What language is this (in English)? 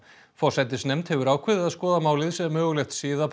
Icelandic